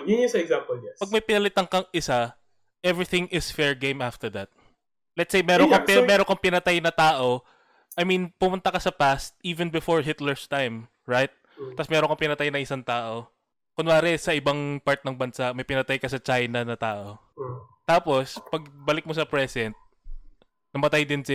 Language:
Filipino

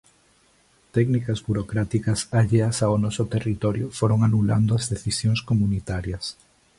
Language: Galician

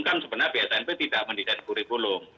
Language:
Indonesian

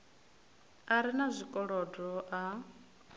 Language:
Venda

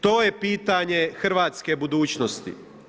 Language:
Croatian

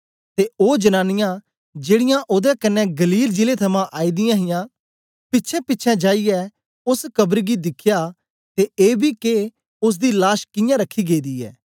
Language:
Dogri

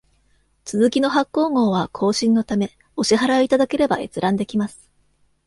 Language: Japanese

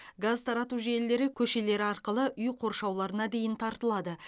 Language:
Kazakh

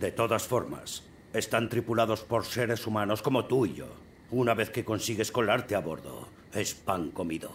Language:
Spanish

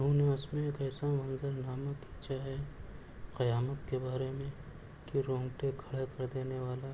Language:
Urdu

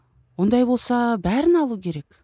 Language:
Kazakh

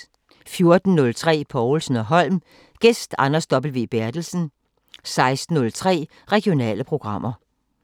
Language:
Danish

